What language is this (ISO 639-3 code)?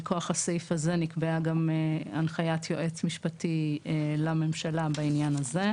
heb